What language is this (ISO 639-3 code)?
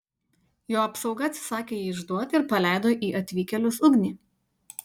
lit